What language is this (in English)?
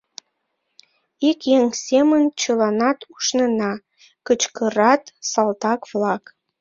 Mari